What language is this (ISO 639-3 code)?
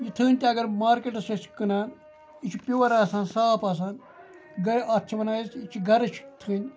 kas